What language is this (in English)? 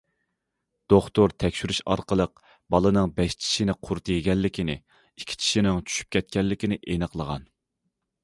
Uyghur